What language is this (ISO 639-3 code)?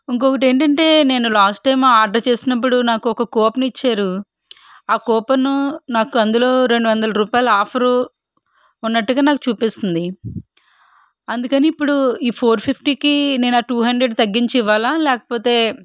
tel